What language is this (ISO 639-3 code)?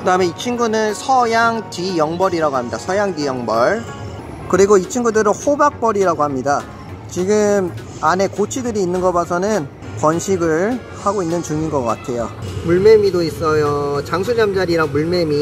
kor